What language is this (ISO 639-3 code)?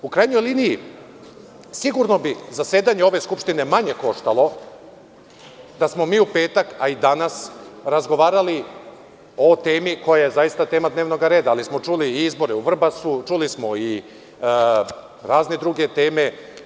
srp